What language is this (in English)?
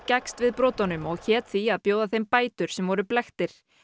Icelandic